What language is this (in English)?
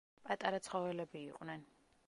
Georgian